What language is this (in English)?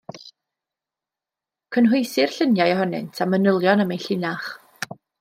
Welsh